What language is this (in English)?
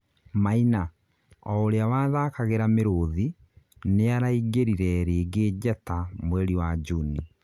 Kikuyu